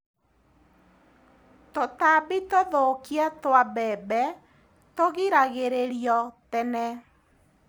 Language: Kikuyu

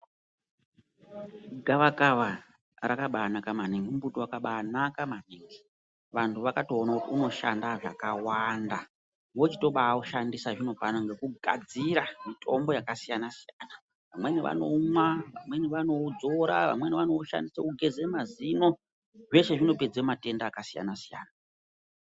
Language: Ndau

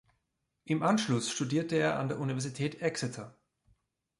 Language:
German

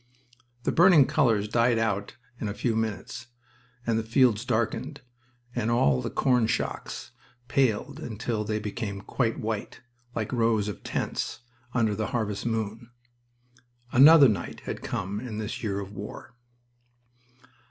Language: English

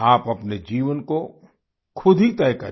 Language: Hindi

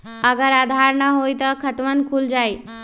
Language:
Magahi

